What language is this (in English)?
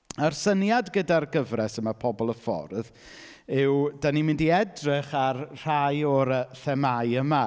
Welsh